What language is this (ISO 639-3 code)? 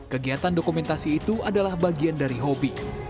ind